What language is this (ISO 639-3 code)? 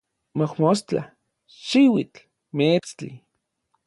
nlv